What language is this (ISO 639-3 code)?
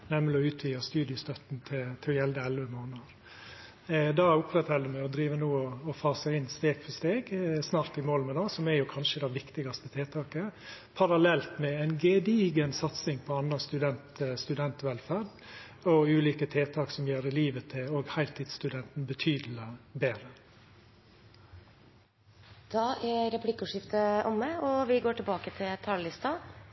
nno